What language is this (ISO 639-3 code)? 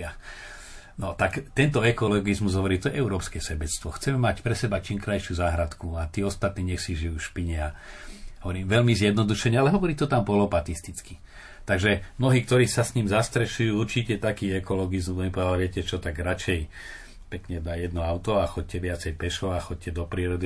slk